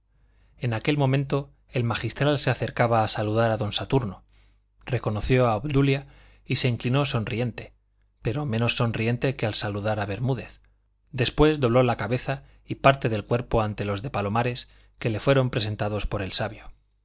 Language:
Spanish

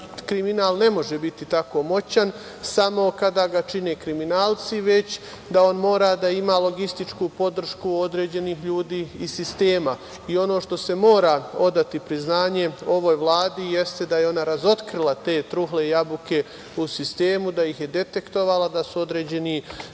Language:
Serbian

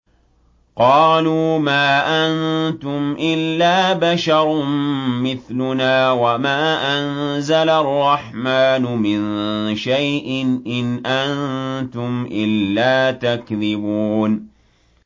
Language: Arabic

